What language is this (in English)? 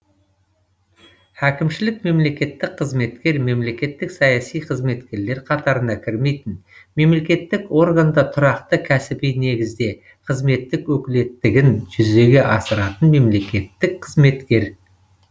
Kazakh